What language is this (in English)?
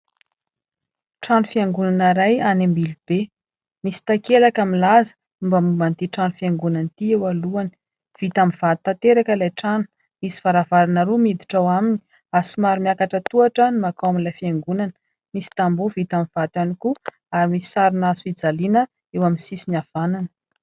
Malagasy